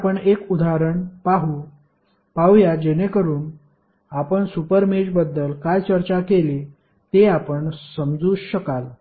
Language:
Marathi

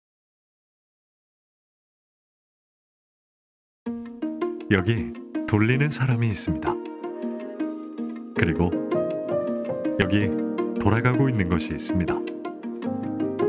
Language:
Korean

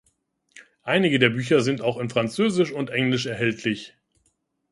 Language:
German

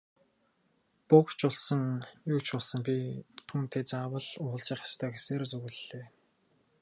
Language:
Mongolian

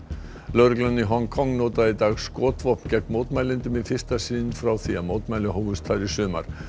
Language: Icelandic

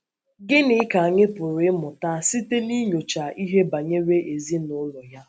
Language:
Igbo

